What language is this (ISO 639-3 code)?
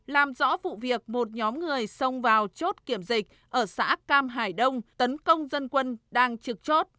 vie